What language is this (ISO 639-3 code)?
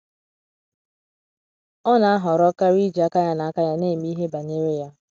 ibo